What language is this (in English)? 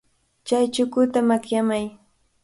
Cajatambo North Lima Quechua